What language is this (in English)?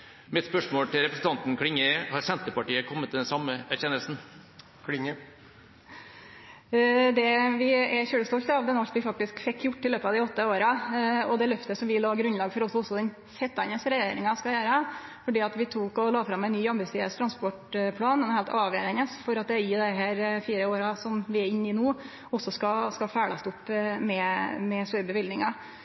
Norwegian